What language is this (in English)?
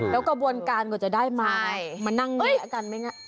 Thai